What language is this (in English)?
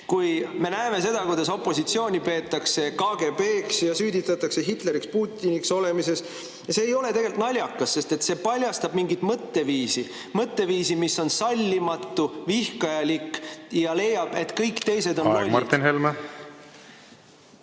Estonian